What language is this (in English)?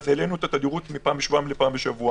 Hebrew